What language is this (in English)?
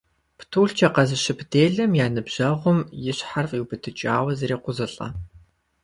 Kabardian